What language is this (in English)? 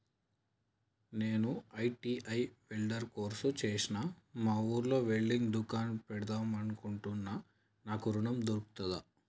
Telugu